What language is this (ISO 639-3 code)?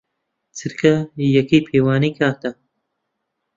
ckb